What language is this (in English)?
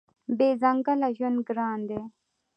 Pashto